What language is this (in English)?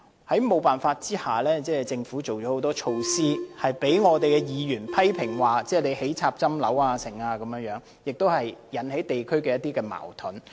Cantonese